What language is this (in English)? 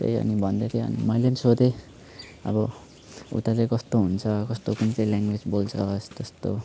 Nepali